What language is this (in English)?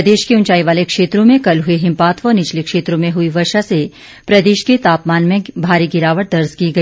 Hindi